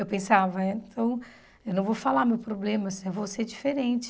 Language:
Portuguese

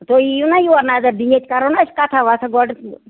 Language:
Kashmiri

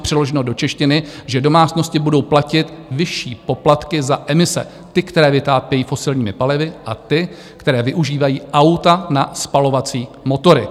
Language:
Czech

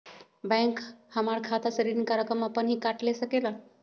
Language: Magahi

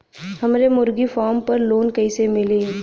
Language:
Bhojpuri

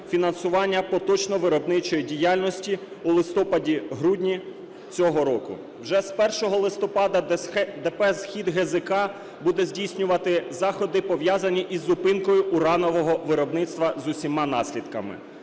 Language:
Ukrainian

